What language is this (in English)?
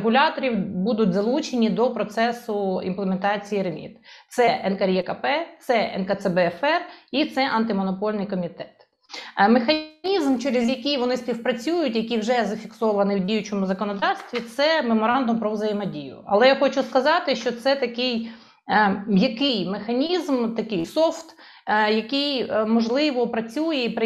Ukrainian